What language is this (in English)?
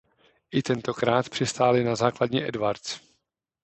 Czech